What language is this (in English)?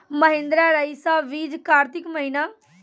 Maithili